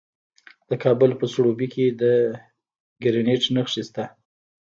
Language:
Pashto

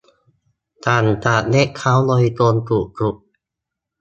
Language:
Thai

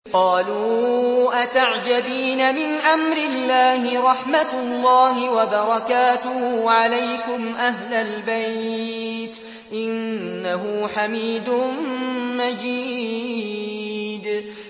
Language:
Arabic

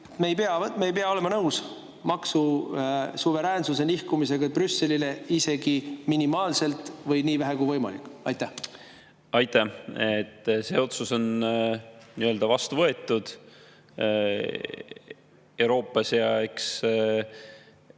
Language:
Estonian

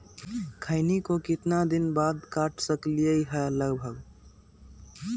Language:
Magahi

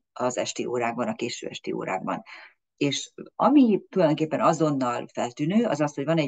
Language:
Hungarian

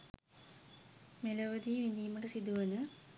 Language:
Sinhala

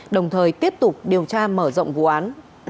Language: Vietnamese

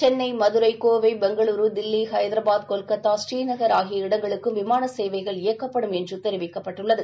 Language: Tamil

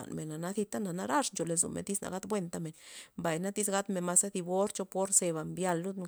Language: Loxicha Zapotec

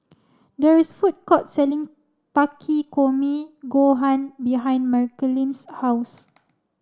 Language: English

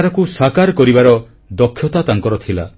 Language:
Odia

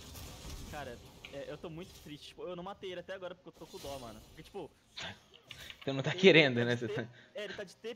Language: Portuguese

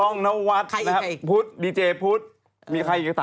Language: Thai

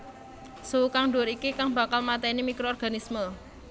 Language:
Javanese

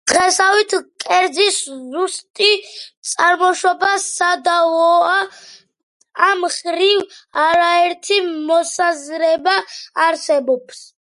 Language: Georgian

